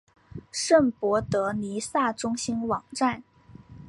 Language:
Chinese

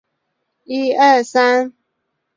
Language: Chinese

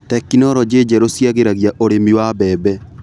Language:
Kikuyu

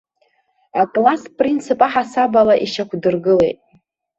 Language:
Abkhazian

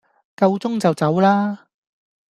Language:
Cantonese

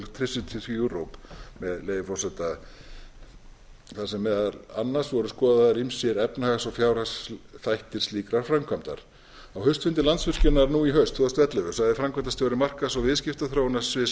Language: Icelandic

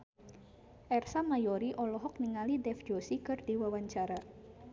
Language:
Sundanese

